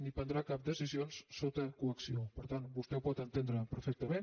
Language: Catalan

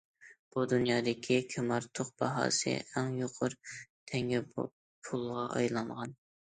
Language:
Uyghur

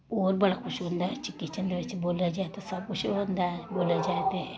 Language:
Dogri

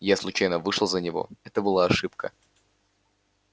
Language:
Russian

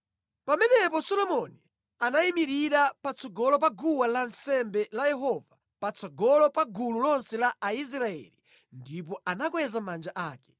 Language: Nyanja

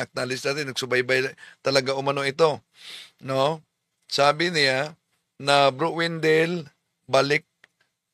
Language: Filipino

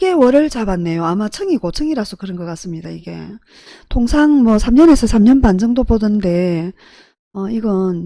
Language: Korean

